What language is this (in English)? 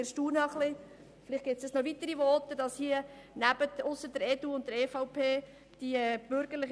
Swiss German